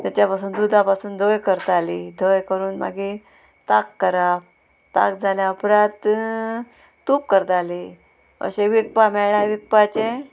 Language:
Konkani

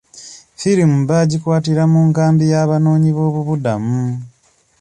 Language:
Ganda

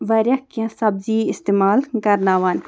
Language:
Kashmiri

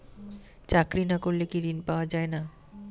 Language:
Bangla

